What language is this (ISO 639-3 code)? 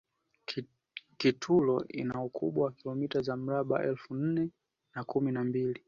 swa